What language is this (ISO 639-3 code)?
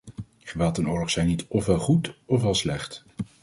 nld